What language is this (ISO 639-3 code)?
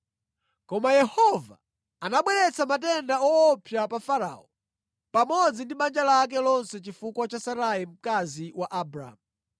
nya